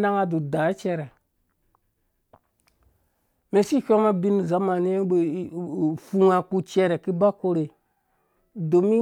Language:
Dũya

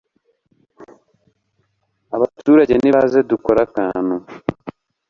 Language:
Kinyarwanda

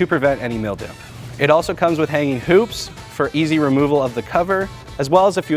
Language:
English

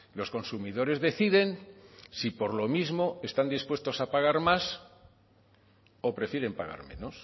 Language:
Spanish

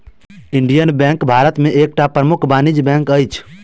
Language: Maithili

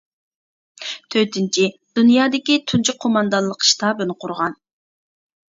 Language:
Uyghur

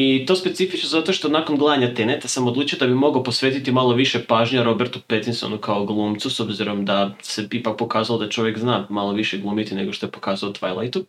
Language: Croatian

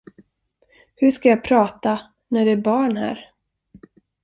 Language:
Swedish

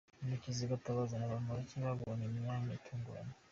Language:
Kinyarwanda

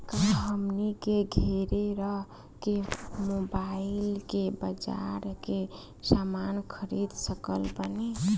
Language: Bhojpuri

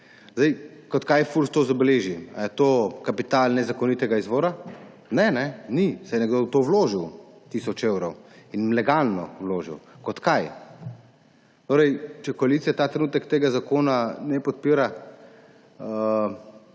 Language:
Slovenian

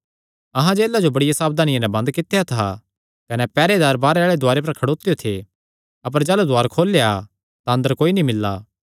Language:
Kangri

